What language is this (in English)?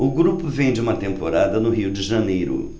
Portuguese